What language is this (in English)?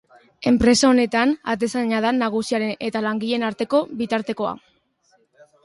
Basque